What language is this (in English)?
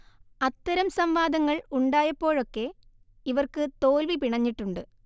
Malayalam